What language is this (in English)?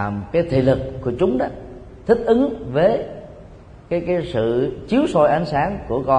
Vietnamese